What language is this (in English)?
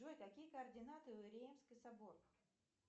Russian